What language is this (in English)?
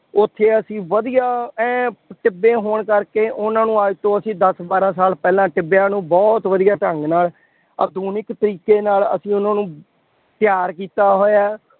Punjabi